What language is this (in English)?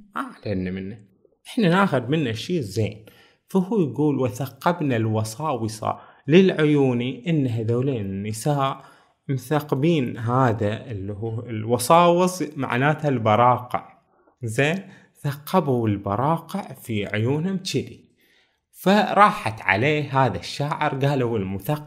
Arabic